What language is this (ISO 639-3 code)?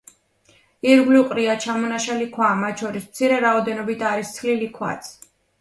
kat